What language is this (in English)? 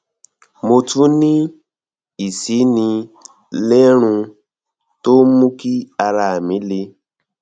Yoruba